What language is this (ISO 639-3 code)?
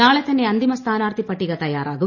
mal